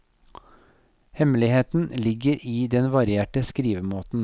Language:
Norwegian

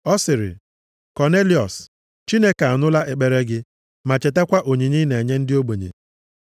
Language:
Igbo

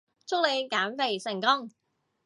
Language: Cantonese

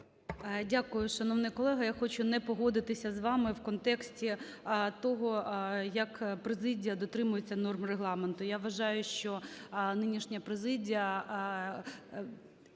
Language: Ukrainian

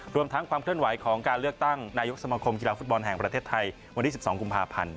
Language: Thai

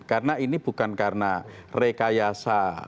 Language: Indonesian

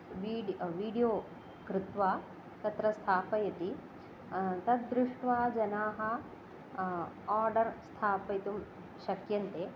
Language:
Sanskrit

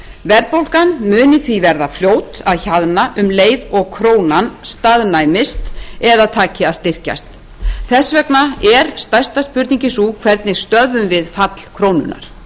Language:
Icelandic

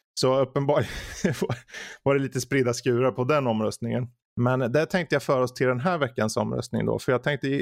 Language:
Swedish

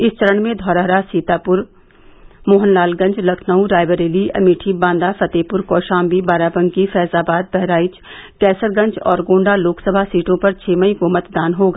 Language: Hindi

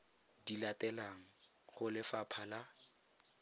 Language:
Tswana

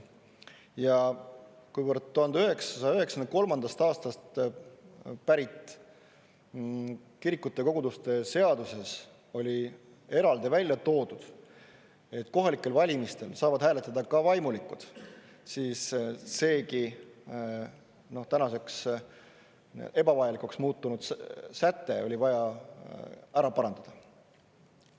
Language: Estonian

